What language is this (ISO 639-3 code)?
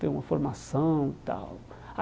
por